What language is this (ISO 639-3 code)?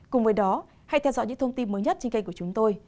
vie